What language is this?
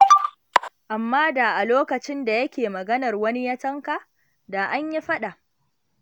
Hausa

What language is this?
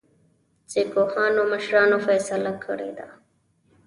Pashto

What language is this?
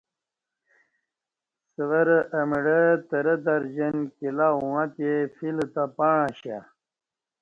Kati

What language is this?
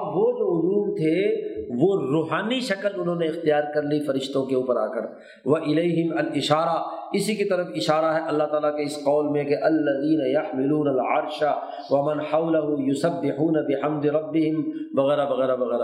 Urdu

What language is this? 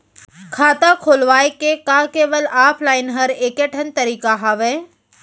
Chhattisgarhi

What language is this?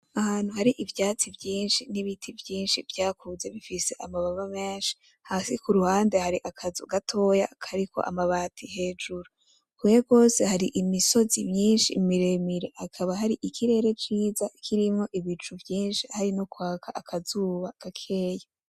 Rundi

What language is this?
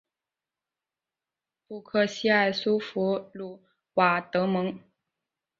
Chinese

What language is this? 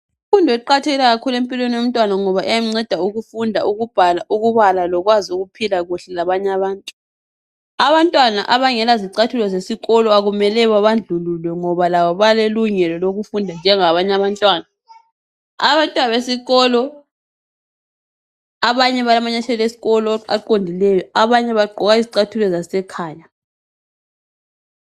North Ndebele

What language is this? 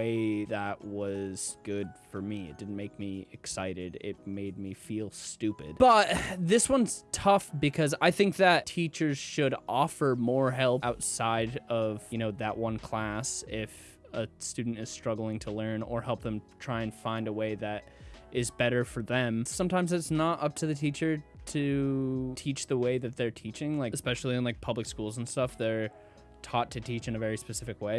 English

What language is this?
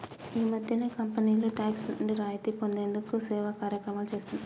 Telugu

